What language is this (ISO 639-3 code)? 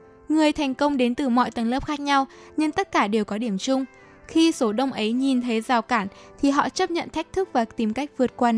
vie